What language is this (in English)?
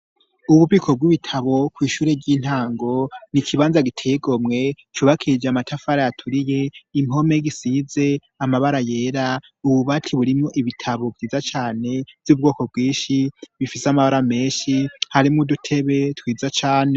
Rundi